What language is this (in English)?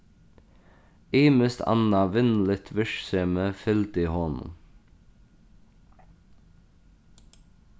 Faroese